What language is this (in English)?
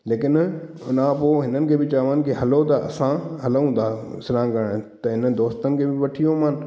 Sindhi